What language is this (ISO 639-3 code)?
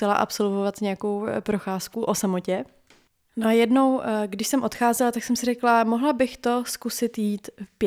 ces